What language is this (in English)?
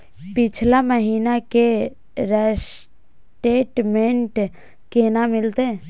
Maithili